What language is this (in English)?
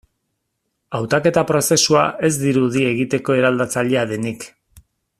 Basque